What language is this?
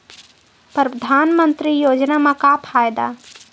Chhattisgarhi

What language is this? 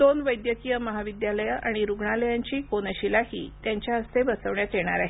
Marathi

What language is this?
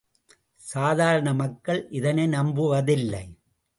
Tamil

